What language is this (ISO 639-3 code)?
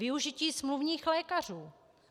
ces